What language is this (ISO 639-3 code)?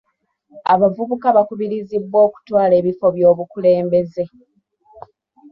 lug